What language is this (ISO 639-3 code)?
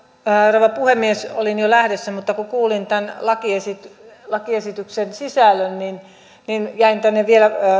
fin